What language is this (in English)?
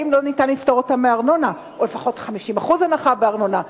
Hebrew